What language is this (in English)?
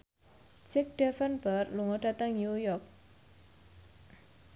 Javanese